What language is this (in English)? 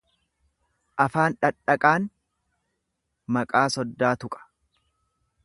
Oromo